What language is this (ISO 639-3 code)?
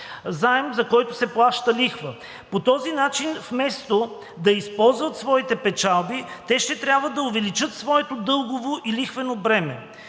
bul